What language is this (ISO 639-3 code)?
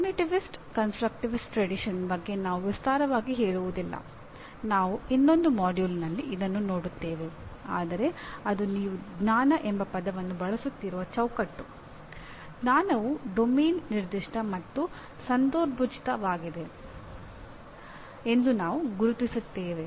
kan